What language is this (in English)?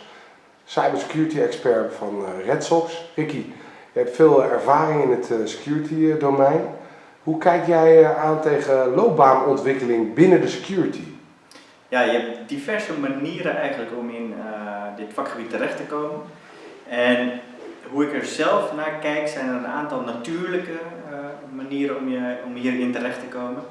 Dutch